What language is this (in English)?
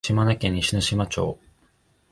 Japanese